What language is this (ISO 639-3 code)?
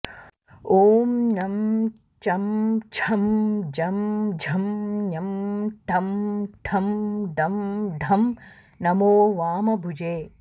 san